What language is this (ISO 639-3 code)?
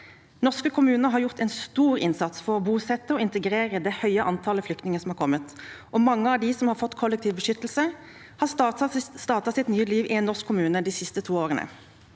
nor